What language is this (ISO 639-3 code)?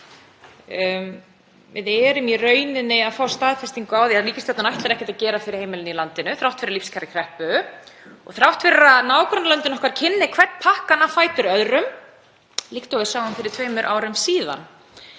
isl